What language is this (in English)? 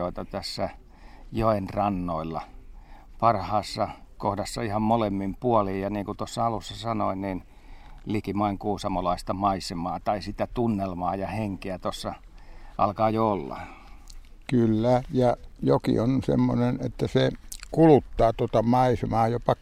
Finnish